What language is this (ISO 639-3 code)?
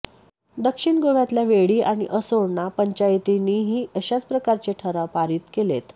mar